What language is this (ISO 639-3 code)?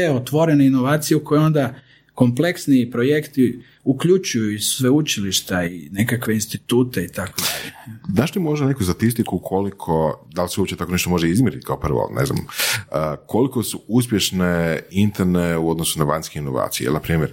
hrv